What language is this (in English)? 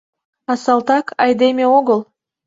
Mari